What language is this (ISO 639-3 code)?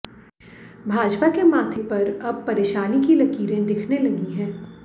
hin